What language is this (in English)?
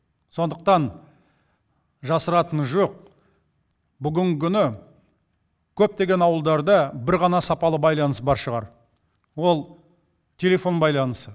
Kazakh